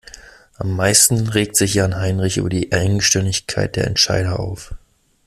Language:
German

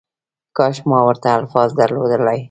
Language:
Pashto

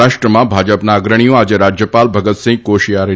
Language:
Gujarati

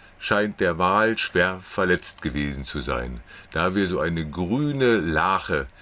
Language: German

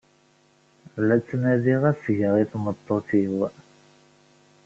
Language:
Kabyle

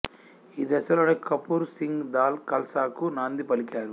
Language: Telugu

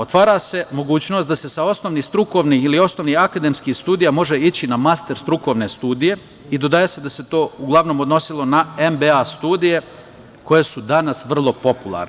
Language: Serbian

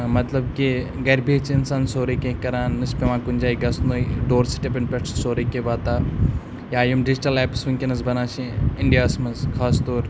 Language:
Kashmiri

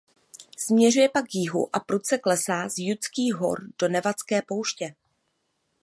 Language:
Czech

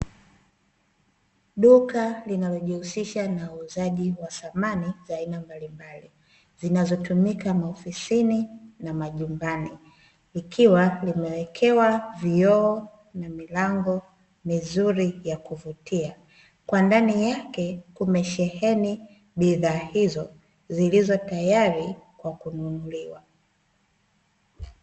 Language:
Swahili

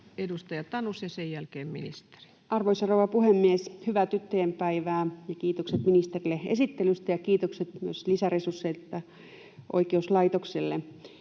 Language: Finnish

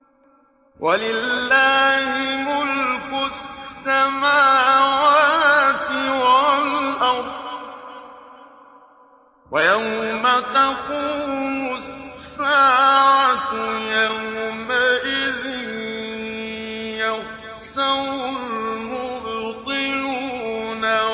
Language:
Arabic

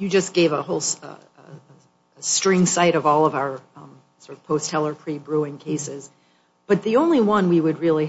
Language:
English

